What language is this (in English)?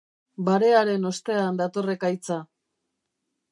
Basque